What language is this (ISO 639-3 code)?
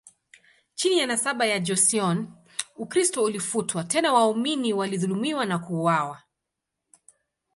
swa